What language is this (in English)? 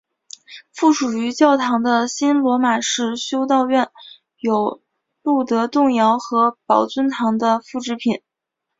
Chinese